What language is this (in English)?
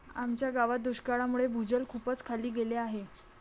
Marathi